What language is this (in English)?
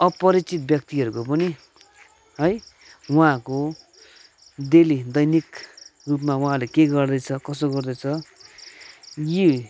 Nepali